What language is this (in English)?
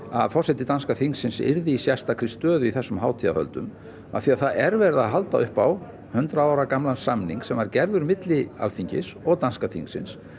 Icelandic